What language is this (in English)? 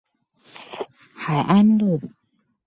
Chinese